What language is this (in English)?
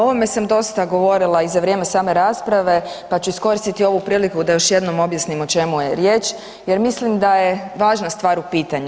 Croatian